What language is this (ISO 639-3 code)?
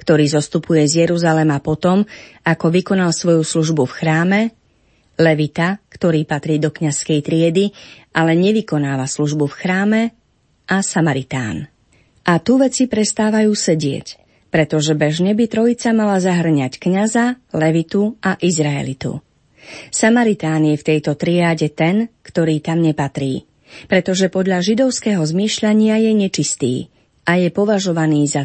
slk